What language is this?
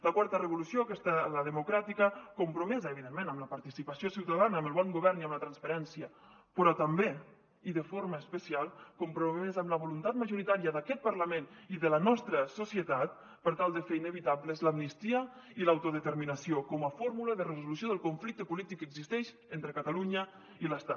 Catalan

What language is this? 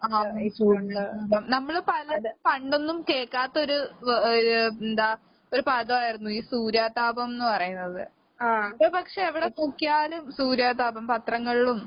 Malayalam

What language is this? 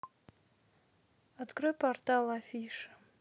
Russian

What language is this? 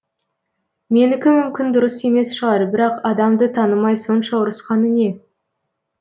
Kazakh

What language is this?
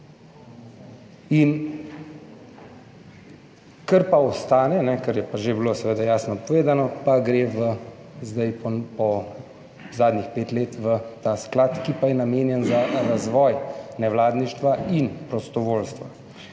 Slovenian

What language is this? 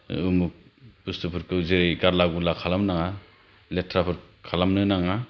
Bodo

